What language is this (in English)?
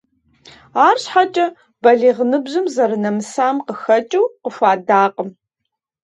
Kabardian